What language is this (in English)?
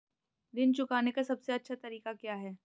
Hindi